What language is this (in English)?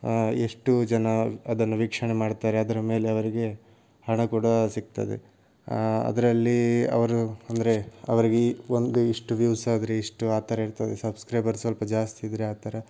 Kannada